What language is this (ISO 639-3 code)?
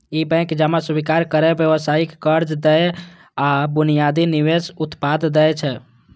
mai